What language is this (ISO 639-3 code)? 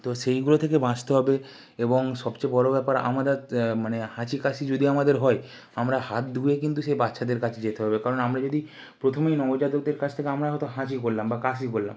ben